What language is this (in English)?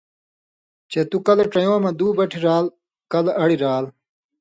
Indus Kohistani